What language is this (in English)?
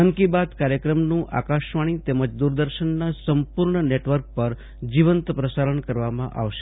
Gujarati